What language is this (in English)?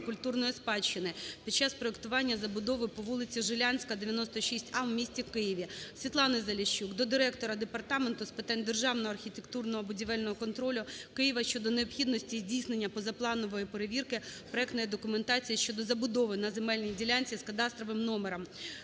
Ukrainian